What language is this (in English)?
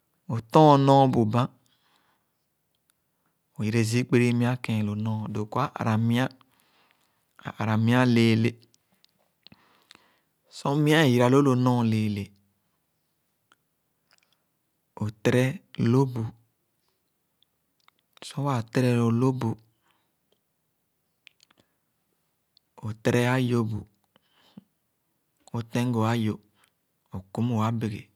Khana